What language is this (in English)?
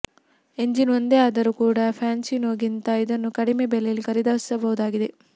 Kannada